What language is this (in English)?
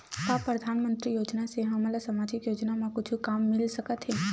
Chhattisgarhi